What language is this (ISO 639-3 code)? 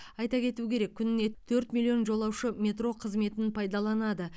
kaz